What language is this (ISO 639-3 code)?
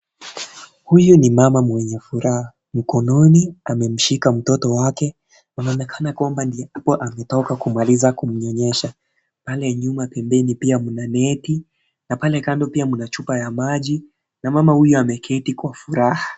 swa